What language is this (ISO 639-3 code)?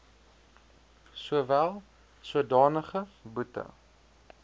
afr